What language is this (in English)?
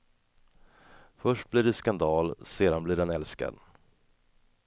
Swedish